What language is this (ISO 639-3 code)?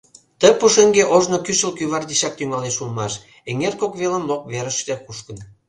chm